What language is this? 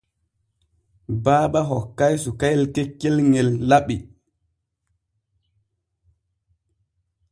Borgu Fulfulde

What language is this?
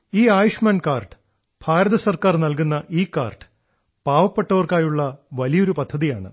Malayalam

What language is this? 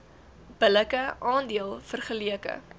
Afrikaans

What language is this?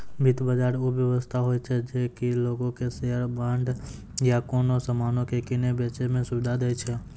Maithili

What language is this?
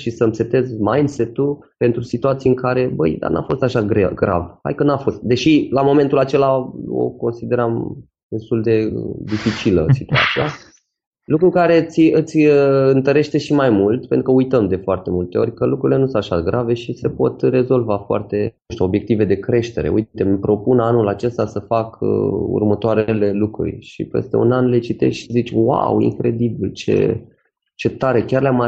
Romanian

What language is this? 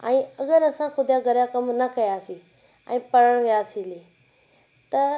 Sindhi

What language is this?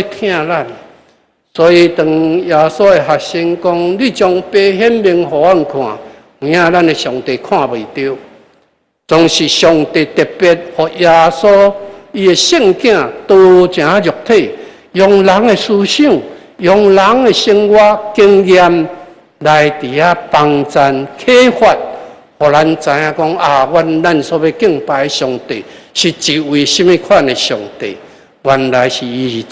Chinese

